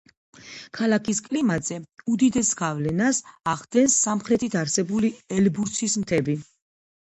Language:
Georgian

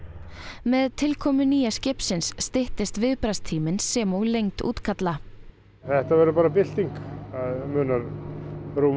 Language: Icelandic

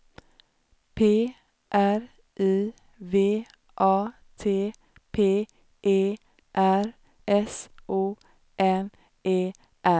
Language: Swedish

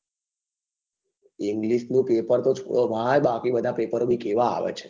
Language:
Gujarati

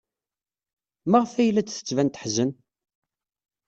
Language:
Kabyle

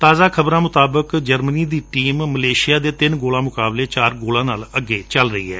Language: Punjabi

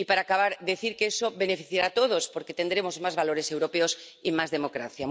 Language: Spanish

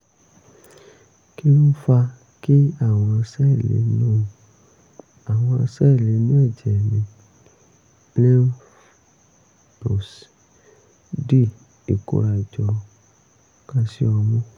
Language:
Yoruba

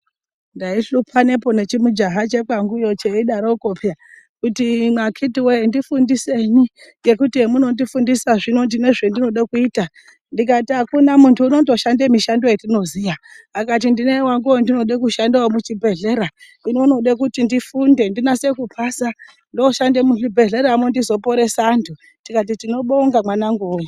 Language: Ndau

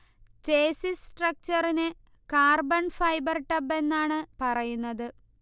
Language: Malayalam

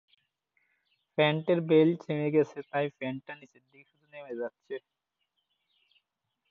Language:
Bangla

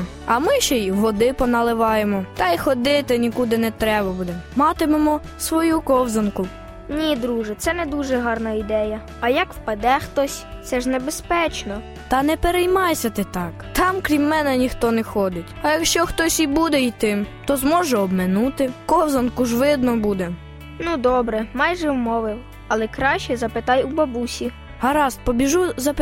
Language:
Ukrainian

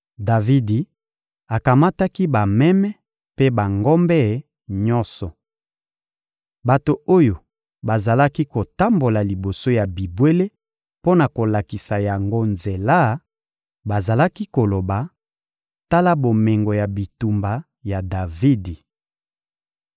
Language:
Lingala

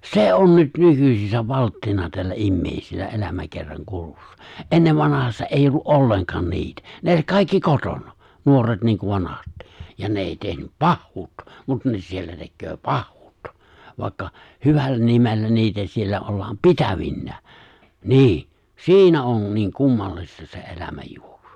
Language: Finnish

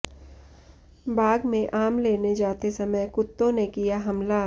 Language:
Hindi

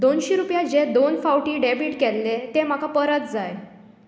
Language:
Konkani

